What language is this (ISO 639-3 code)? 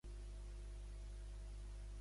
cat